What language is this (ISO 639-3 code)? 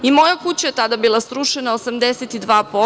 srp